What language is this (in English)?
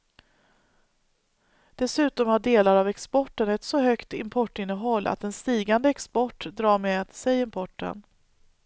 Swedish